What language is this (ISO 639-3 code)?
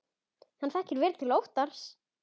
isl